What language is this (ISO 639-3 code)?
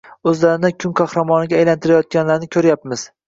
uzb